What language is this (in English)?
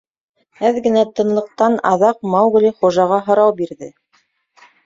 Bashkir